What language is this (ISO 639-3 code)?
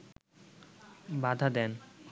ben